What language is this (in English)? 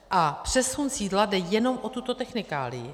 Czech